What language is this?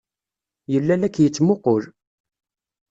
Kabyle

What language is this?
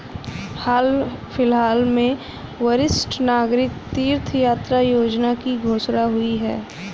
Hindi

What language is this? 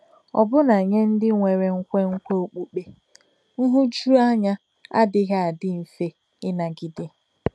Igbo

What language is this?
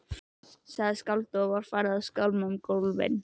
Icelandic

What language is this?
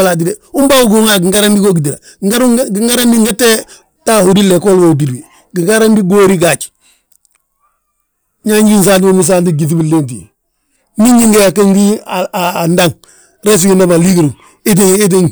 Balanta-Ganja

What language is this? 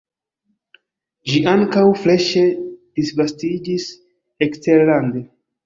Esperanto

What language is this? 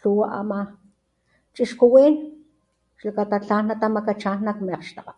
Papantla Totonac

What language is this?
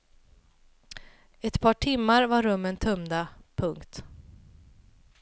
Swedish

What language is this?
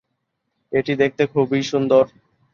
Bangla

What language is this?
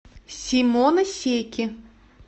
Russian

